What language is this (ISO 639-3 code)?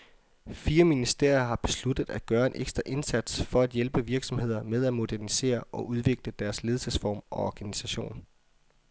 dan